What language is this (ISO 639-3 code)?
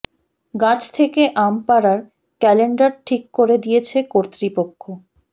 ben